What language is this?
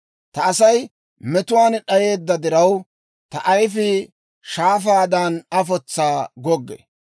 Dawro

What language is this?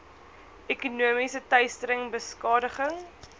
Afrikaans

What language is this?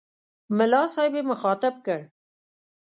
Pashto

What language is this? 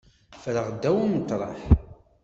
Kabyle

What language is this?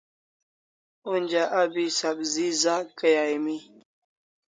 Kalasha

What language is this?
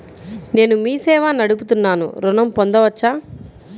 Telugu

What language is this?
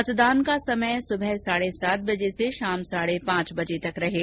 Hindi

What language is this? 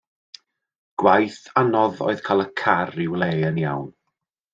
Welsh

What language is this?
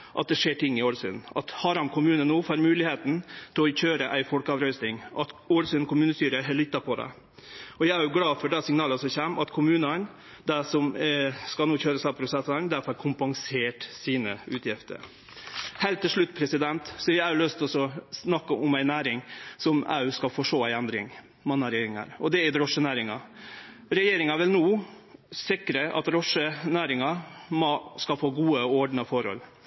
Norwegian Nynorsk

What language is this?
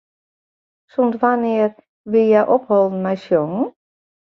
Western Frisian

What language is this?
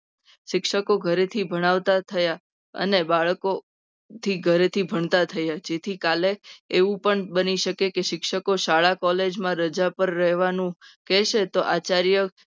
Gujarati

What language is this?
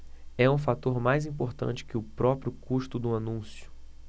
Portuguese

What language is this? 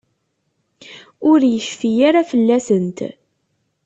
Kabyle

